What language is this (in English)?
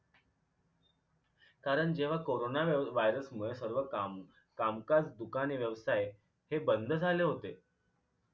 Marathi